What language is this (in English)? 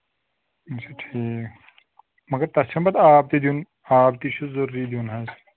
Kashmiri